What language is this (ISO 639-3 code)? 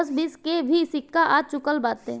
bho